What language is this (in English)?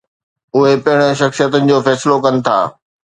Sindhi